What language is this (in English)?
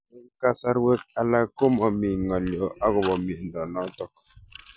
Kalenjin